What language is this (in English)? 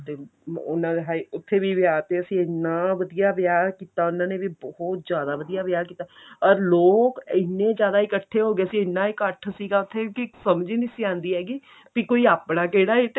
Punjabi